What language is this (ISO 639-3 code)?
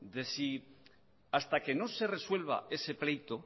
spa